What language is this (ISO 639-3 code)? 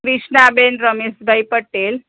guj